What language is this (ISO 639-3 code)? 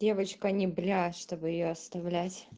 rus